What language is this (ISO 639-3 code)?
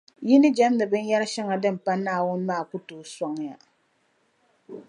dag